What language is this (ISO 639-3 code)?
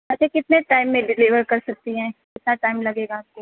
urd